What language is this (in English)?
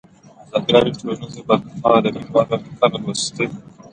Pashto